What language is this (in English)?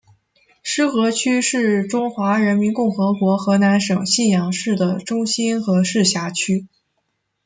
Chinese